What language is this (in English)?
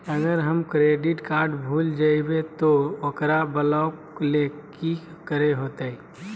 Magahi